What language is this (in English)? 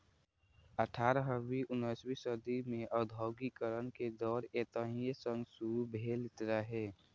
Maithili